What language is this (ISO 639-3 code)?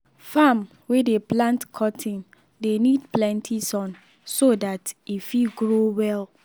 pcm